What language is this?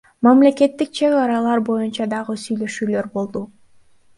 Kyrgyz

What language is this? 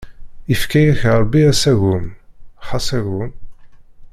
Kabyle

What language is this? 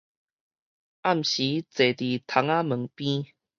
Min Nan Chinese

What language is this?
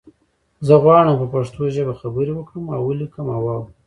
Pashto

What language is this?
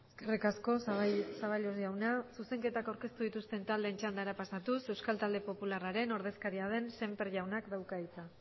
Basque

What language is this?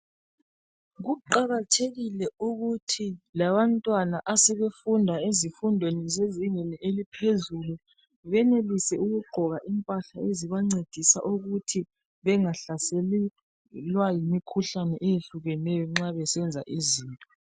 North Ndebele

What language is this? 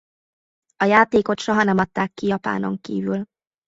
Hungarian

